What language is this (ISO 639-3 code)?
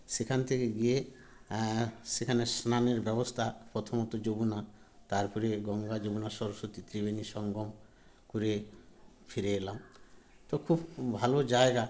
ben